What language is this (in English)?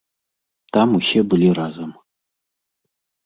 Belarusian